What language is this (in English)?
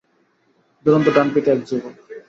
Bangla